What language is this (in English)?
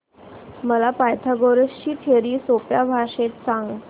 Marathi